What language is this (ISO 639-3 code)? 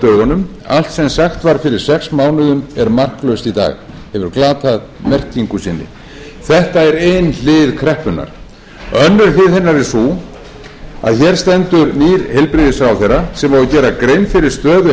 isl